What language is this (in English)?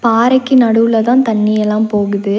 Tamil